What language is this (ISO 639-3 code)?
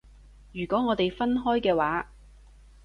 yue